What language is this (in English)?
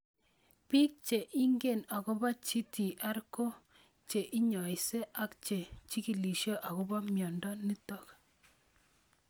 Kalenjin